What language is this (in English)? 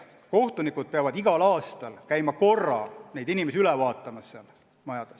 Estonian